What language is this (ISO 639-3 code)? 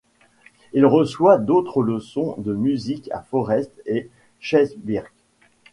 fra